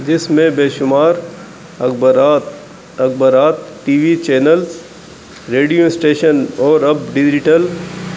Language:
Urdu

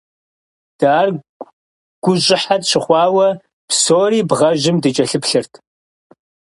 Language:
Kabardian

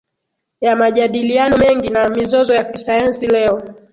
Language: Swahili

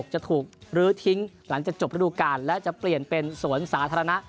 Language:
Thai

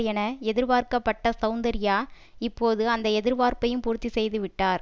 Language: Tamil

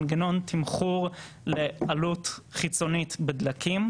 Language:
Hebrew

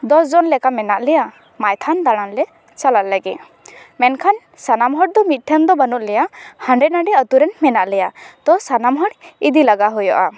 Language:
Santali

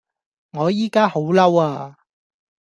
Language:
Cantonese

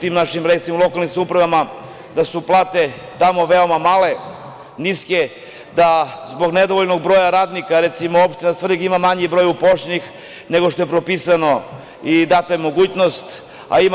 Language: Serbian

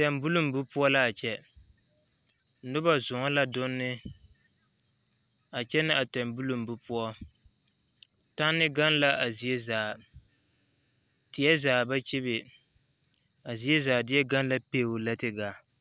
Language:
Southern Dagaare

